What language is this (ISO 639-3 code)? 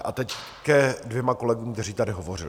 ces